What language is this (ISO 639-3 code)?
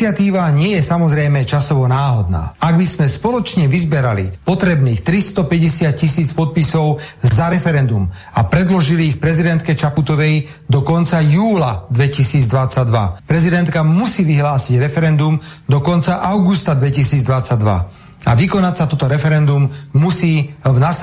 slk